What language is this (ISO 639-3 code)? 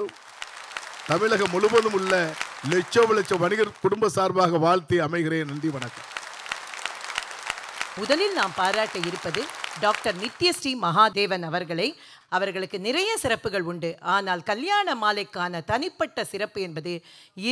tam